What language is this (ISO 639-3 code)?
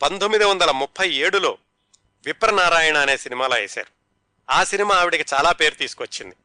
tel